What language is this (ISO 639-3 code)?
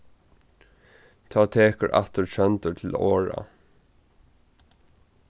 fao